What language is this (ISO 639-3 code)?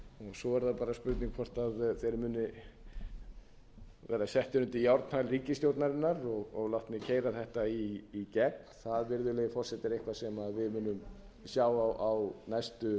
isl